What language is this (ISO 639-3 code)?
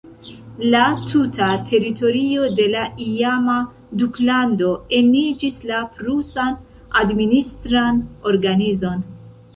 epo